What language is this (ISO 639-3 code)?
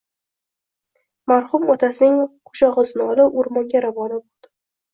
uzb